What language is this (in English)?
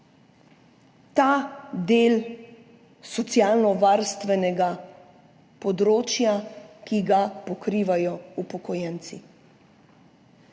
Slovenian